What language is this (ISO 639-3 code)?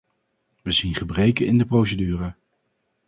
nld